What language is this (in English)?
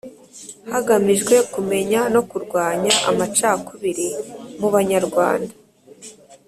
Kinyarwanda